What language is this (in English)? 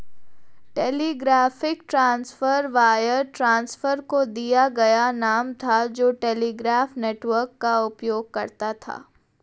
Hindi